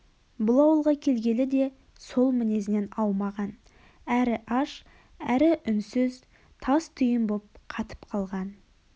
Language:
Kazakh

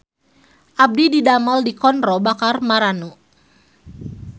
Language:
Sundanese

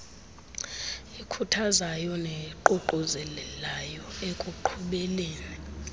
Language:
Xhosa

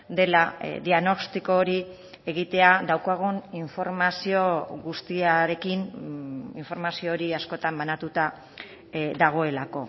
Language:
Basque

